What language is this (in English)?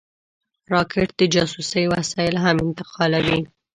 Pashto